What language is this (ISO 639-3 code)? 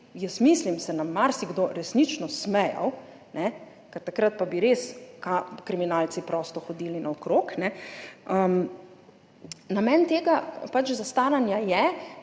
slv